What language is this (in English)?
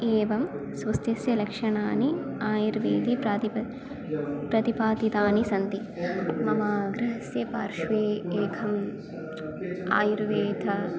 Sanskrit